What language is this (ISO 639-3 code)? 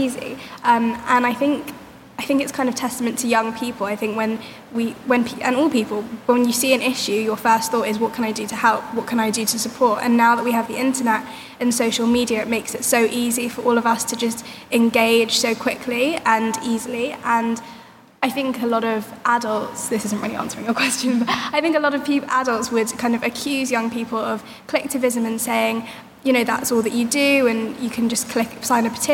eng